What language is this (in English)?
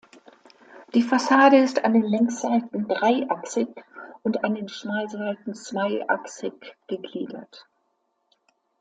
German